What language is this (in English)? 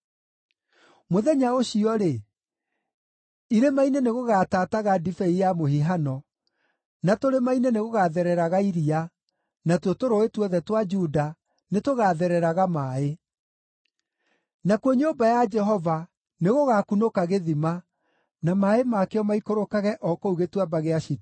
Kikuyu